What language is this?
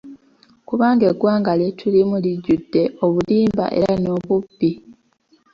Ganda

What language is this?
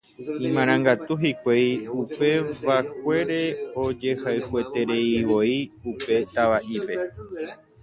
Guarani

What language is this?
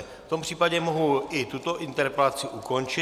Czech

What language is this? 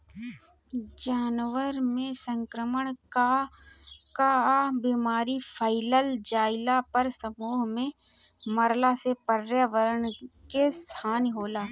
Bhojpuri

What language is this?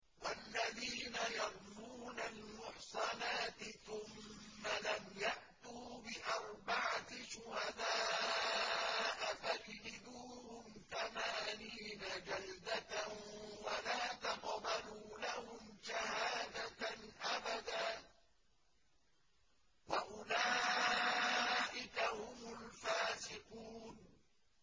Arabic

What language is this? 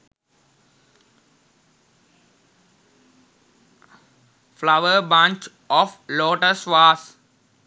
Sinhala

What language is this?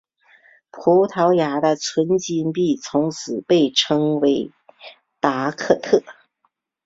Chinese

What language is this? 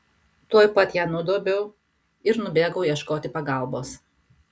Lithuanian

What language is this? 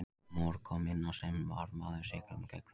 Icelandic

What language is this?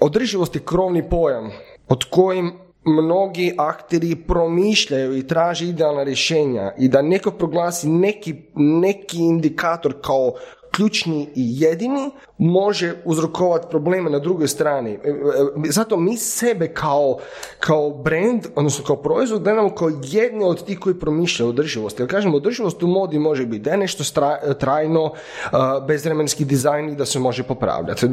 Croatian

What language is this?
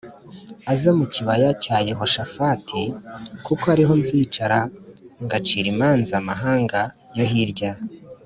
Kinyarwanda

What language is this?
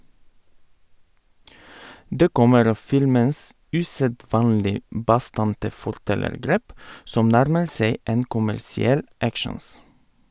Norwegian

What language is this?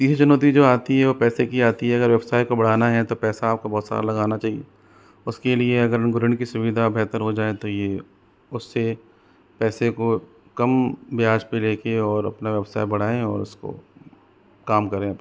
Hindi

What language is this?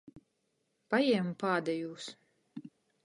Latgalian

